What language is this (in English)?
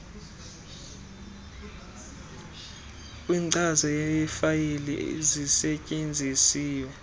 Xhosa